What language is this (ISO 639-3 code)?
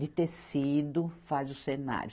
por